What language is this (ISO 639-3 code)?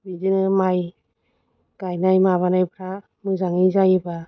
brx